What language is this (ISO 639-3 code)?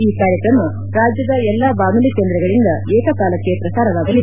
kan